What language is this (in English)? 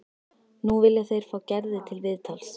Icelandic